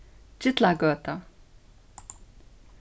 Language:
Faroese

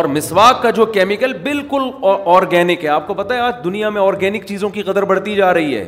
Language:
Urdu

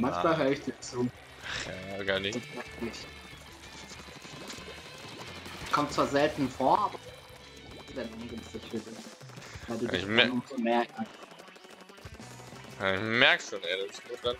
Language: German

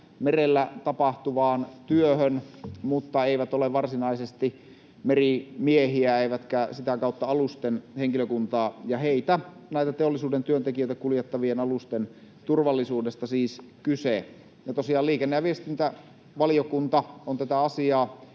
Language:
Finnish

